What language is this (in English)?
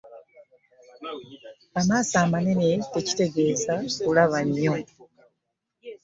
Ganda